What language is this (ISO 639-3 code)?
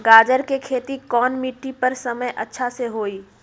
mag